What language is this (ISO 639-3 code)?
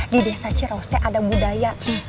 ind